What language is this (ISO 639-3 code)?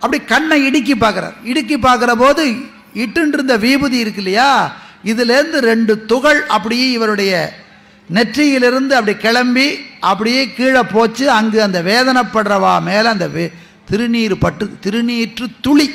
tam